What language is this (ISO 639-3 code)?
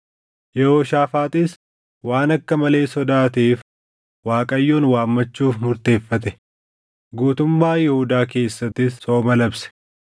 orm